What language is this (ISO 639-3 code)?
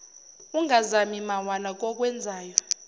zul